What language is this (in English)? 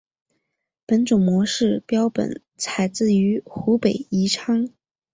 Chinese